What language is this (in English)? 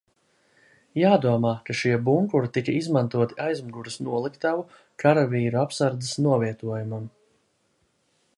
Latvian